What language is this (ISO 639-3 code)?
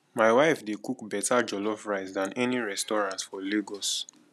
pcm